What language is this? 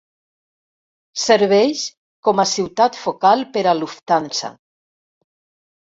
Catalan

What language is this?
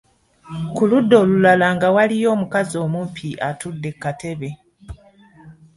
Ganda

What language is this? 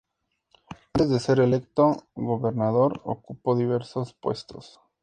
Spanish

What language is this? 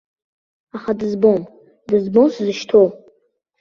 Abkhazian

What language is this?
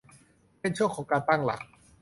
Thai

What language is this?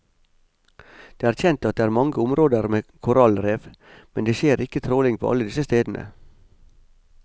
Norwegian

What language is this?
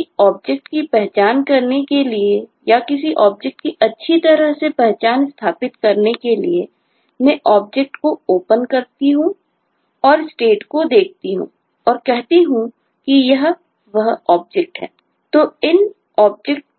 Hindi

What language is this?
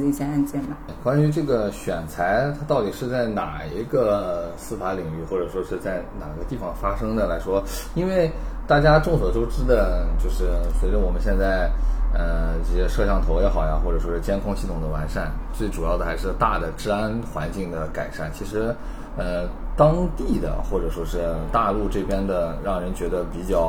Chinese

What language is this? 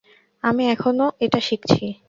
Bangla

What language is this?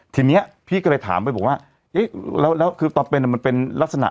Thai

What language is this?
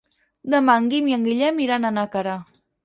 Catalan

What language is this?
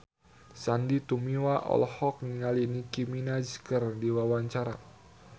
Sundanese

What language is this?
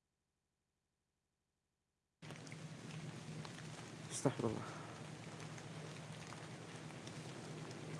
Indonesian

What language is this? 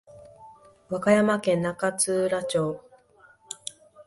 Japanese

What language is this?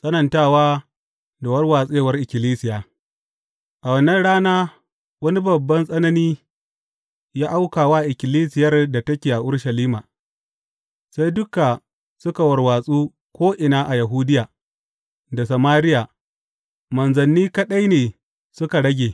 Hausa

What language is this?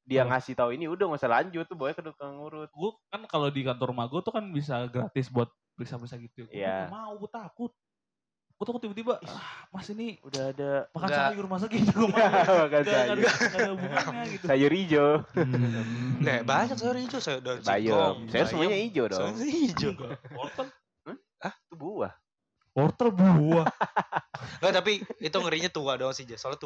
Indonesian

